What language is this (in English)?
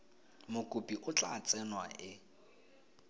Tswana